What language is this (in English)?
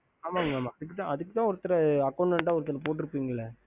Tamil